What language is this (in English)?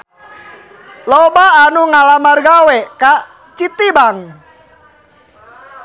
Sundanese